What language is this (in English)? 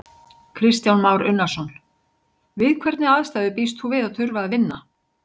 Icelandic